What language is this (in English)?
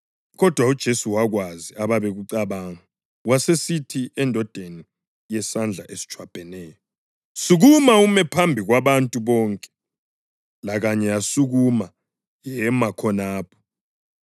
North Ndebele